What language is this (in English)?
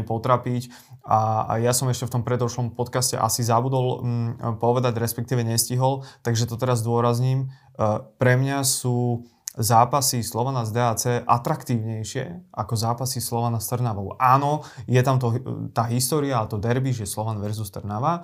Slovak